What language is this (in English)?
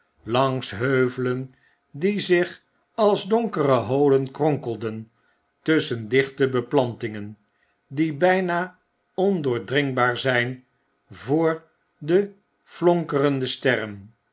Dutch